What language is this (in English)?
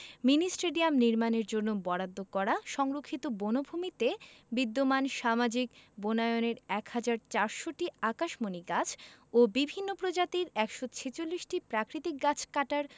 Bangla